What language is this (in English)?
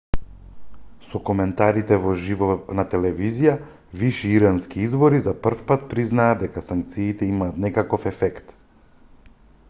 Macedonian